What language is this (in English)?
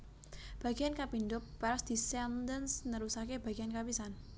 Javanese